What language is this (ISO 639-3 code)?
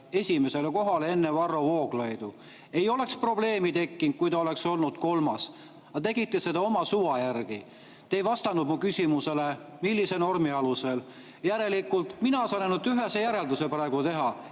est